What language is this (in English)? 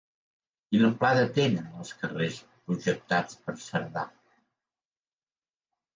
Catalan